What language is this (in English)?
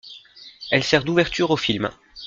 French